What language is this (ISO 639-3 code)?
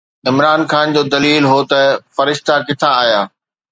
snd